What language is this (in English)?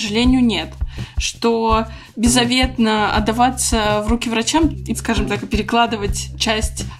Russian